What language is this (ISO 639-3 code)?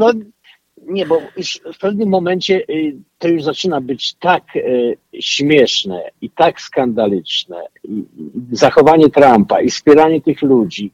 pol